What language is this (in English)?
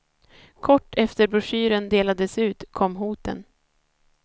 Swedish